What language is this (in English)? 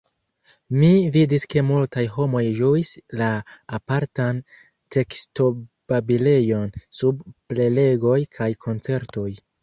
Esperanto